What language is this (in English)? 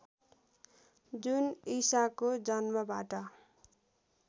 Nepali